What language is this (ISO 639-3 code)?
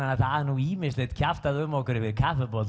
isl